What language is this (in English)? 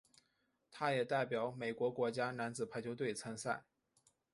Chinese